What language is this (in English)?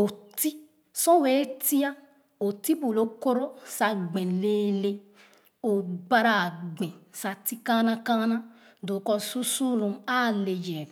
Khana